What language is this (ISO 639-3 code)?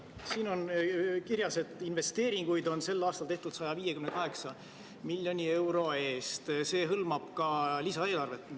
est